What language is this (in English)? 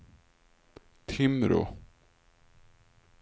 Swedish